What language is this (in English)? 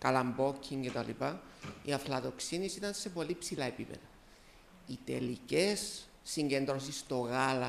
Greek